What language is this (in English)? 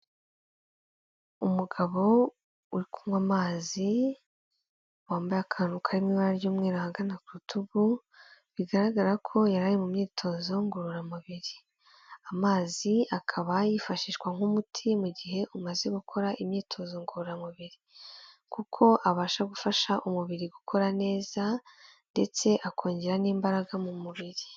Kinyarwanda